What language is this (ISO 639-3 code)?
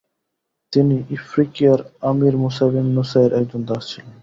ben